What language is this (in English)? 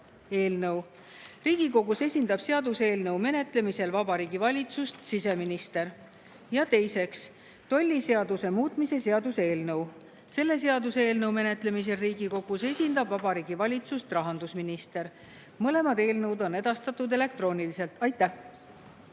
Estonian